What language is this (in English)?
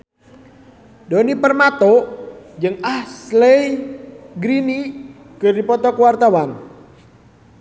Sundanese